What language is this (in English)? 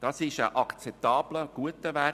Swiss German